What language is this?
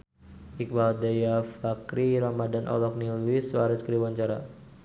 Sundanese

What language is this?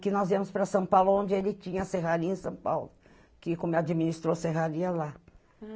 Portuguese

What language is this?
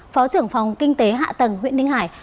Vietnamese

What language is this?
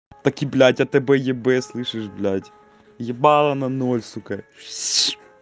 Russian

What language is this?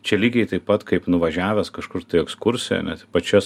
Lithuanian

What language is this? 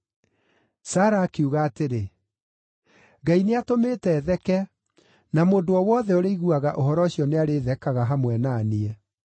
Kikuyu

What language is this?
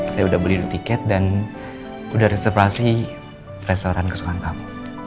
Indonesian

